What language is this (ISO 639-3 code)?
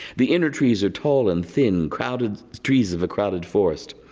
eng